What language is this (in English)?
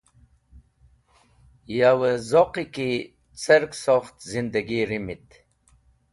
Wakhi